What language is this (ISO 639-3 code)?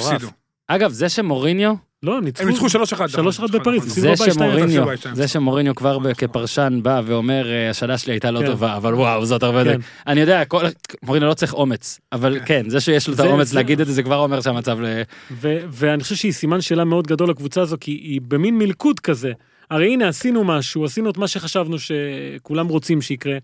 heb